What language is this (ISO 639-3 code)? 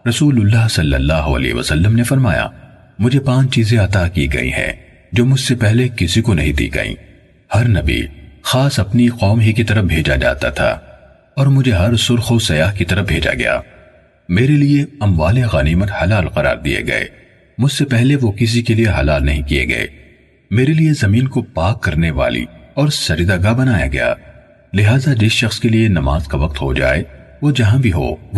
urd